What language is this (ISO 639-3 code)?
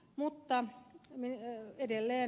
fin